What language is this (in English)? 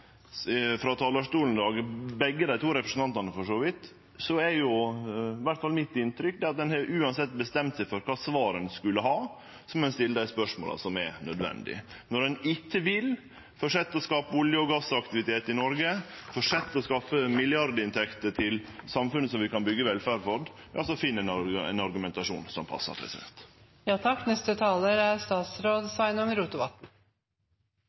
Norwegian Nynorsk